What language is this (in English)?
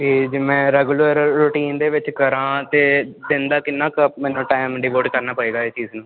Punjabi